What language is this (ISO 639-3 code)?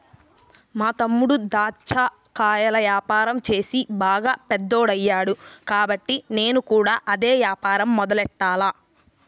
tel